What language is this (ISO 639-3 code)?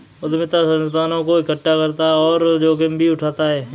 hin